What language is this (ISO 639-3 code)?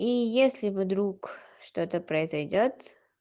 rus